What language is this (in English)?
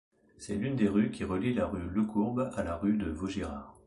French